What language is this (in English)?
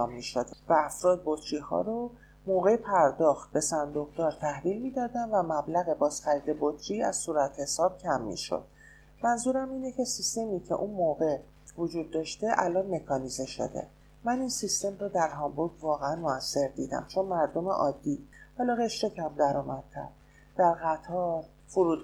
Persian